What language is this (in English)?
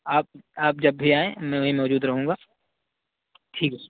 Urdu